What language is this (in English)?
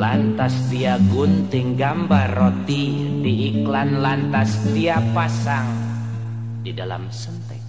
Indonesian